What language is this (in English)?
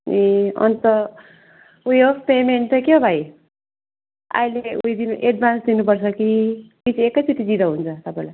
Nepali